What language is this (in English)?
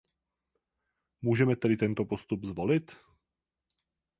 Czech